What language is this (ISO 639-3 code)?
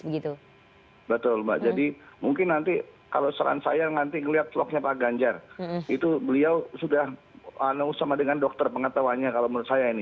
ind